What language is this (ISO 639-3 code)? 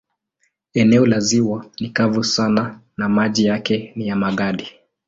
swa